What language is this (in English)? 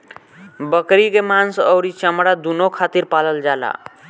Bhojpuri